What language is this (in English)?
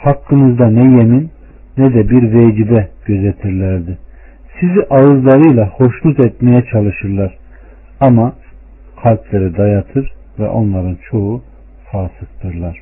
Turkish